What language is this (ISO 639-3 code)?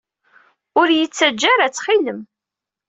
kab